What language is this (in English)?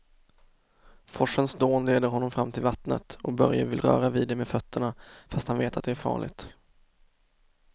Swedish